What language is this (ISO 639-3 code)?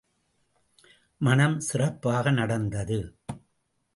tam